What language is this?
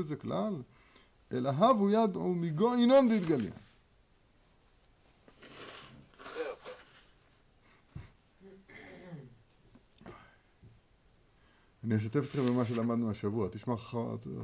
Hebrew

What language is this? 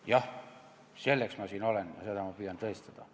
Estonian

